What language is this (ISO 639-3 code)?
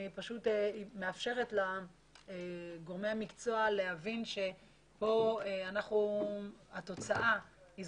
heb